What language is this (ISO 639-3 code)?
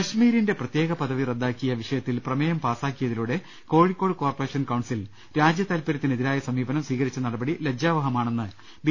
mal